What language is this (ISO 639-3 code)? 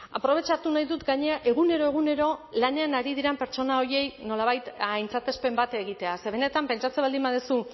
eus